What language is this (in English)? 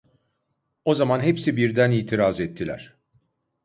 Turkish